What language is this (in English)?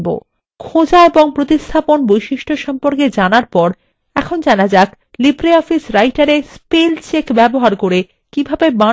Bangla